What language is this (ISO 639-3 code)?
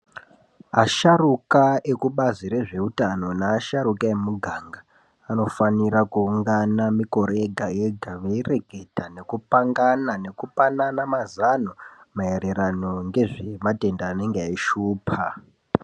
ndc